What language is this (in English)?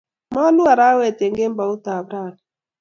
Kalenjin